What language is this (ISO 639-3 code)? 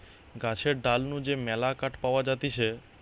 ben